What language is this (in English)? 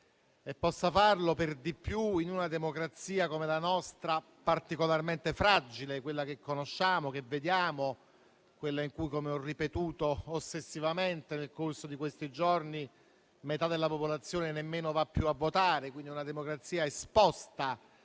Italian